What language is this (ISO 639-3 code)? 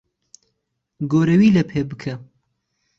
ckb